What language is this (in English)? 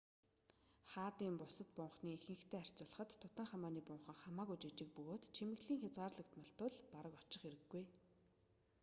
Mongolian